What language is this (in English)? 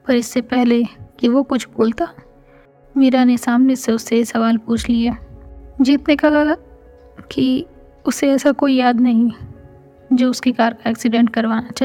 Hindi